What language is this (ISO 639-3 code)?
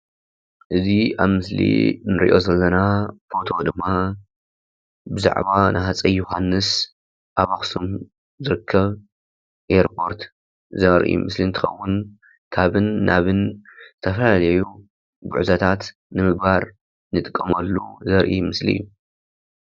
tir